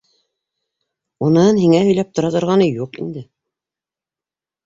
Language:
Bashkir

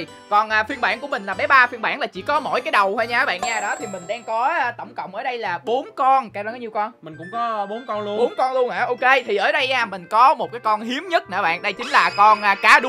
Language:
Vietnamese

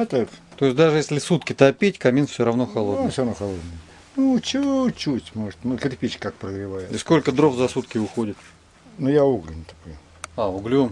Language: Russian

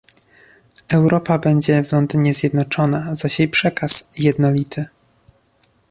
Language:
Polish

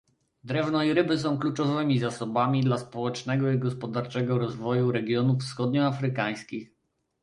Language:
Polish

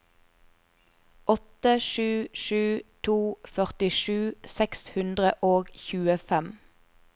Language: Norwegian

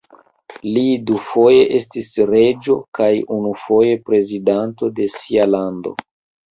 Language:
Esperanto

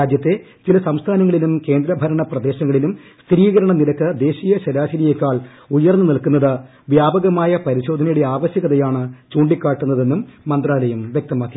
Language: Malayalam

